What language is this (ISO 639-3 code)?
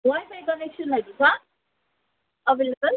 nep